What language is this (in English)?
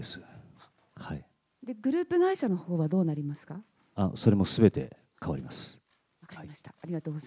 Japanese